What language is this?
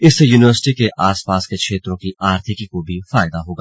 Hindi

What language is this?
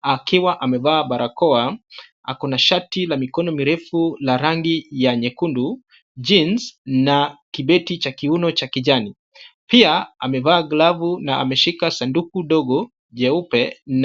Swahili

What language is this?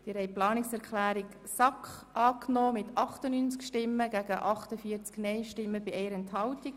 Swiss German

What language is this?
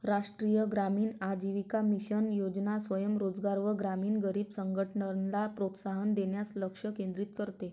Marathi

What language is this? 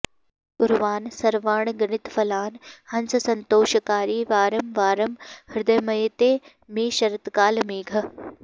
Sanskrit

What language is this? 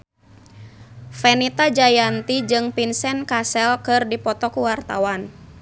Sundanese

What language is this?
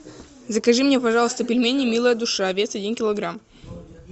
Russian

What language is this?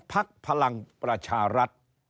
Thai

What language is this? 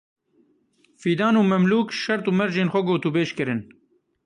Kurdish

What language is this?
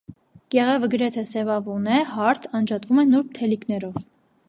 Armenian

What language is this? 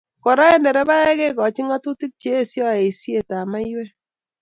Kalenjin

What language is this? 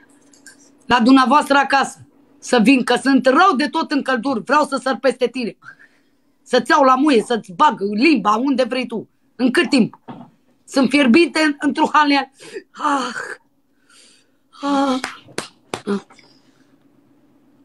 Romanian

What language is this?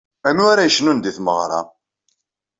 Kabyle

